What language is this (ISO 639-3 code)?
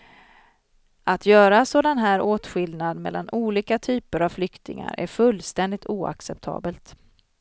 swe